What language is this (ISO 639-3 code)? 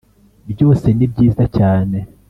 kin